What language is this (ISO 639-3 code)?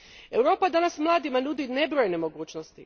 hrv